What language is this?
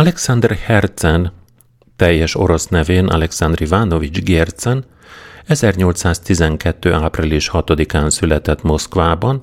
Hungarian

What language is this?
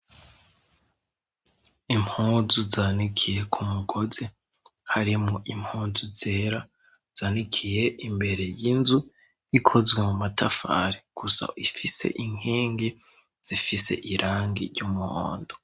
Rundi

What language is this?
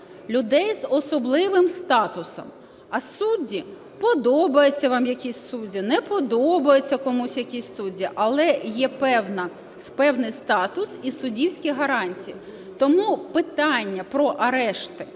Ukrainian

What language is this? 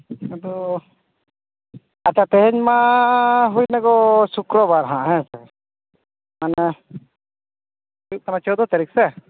Santali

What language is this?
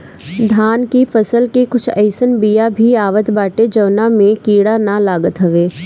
Bhojpuri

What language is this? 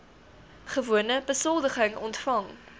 Afrikaans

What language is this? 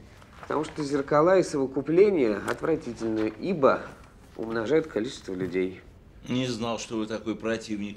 Russian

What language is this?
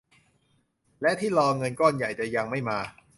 Thai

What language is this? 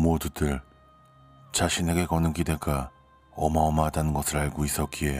Korean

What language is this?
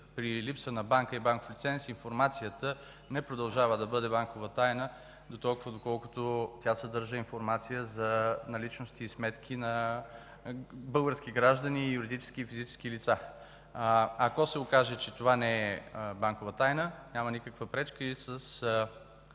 Bulgarian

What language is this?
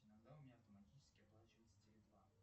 Russian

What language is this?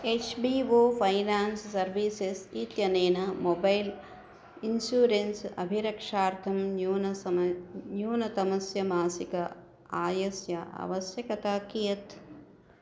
Sanskrit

